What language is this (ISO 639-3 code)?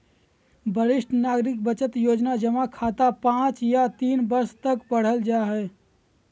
mag